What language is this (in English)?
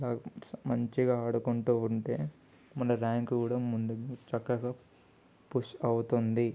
Telugu